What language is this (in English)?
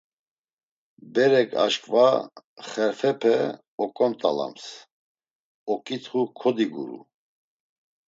Laz